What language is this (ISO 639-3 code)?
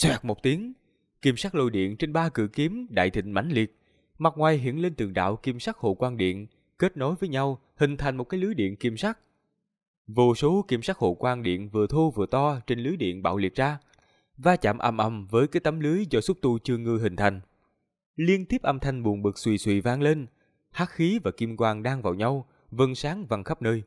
vie